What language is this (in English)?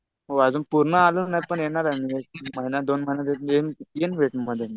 Marathi